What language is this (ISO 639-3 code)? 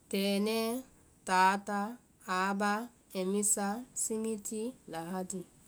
vai